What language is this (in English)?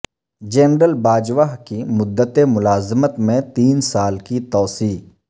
Urdu